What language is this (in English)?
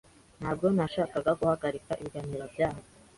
Kinyarwanda